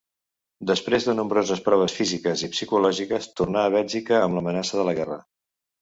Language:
Catalan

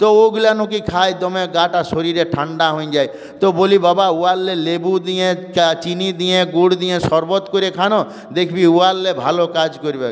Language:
Bangla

